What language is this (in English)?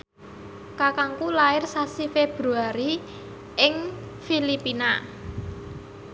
Javanese